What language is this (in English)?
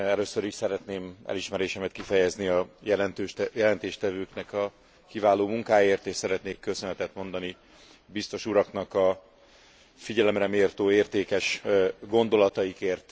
Hungarian